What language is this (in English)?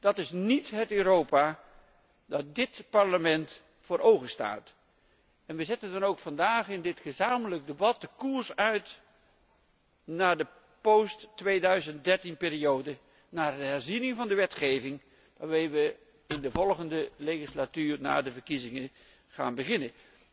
Dutch